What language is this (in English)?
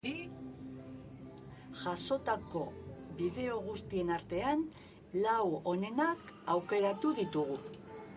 Basque